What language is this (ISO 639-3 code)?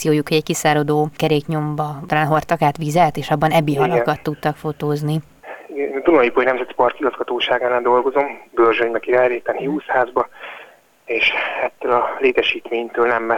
hun